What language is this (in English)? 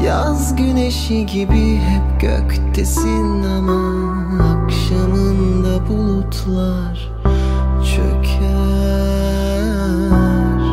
Turkish